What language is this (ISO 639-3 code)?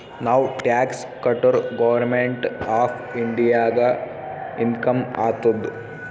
kan